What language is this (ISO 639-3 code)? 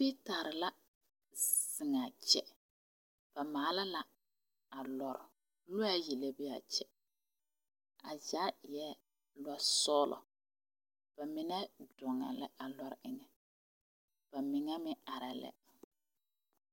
dga